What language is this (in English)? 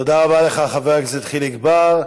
Hebrew